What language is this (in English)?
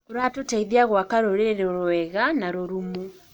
Kikuyu